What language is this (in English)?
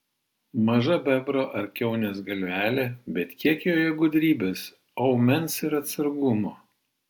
Lithuanian